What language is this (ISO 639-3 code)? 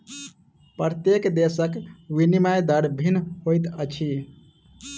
mai